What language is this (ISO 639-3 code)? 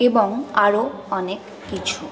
ben